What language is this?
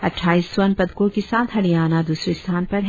Hindi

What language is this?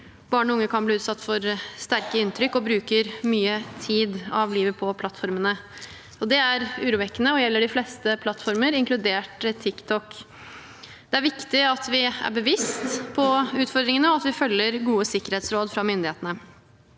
Norwegian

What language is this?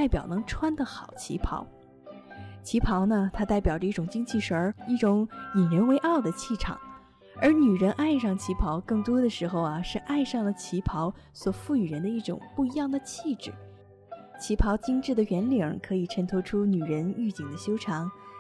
Chinese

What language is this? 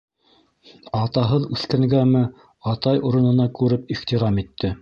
Bashkir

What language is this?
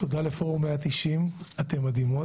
Hebrew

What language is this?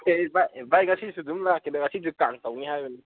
Manipuri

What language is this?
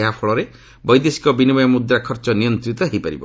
Odia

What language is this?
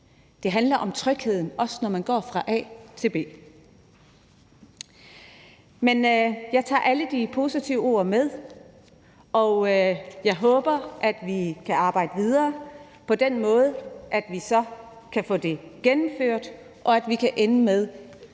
Danish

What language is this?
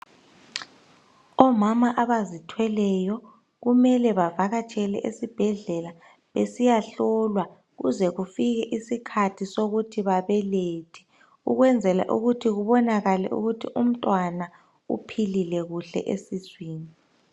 North Ndebele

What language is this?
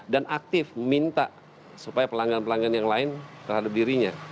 Indonesian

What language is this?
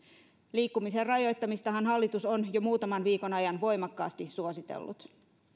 Finnish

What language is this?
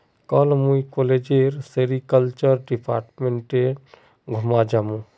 Magahi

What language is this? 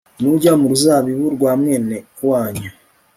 Kinyarwanda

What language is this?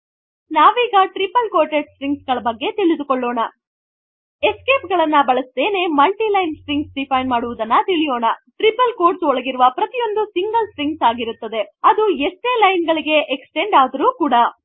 Kannada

